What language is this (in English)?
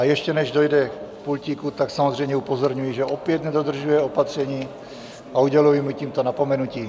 Czech